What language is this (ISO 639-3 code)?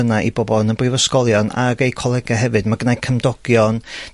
cym